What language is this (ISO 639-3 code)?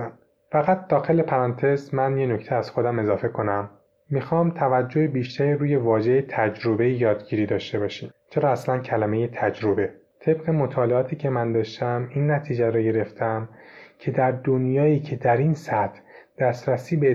fas